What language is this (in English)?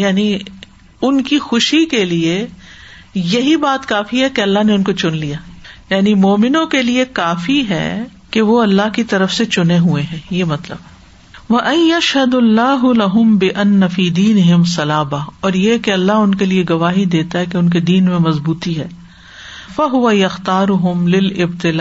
Urdu